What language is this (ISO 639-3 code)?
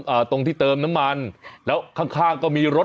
tha